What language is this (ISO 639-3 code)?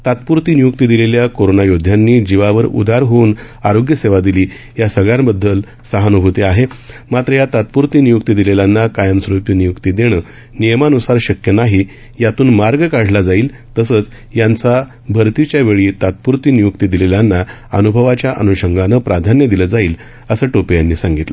mar